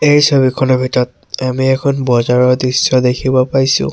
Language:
Assamese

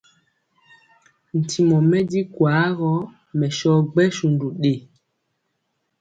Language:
Mpiemo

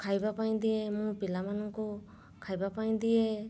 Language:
Odia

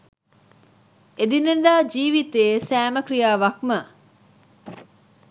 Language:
Sinhala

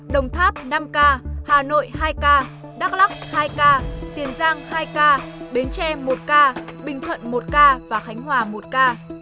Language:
Vietnamese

